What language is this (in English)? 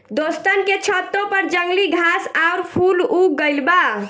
Bhojpuri